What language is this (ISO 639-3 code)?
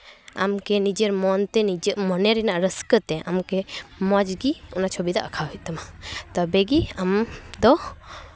sat